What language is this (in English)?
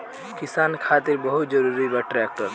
Bhojpuri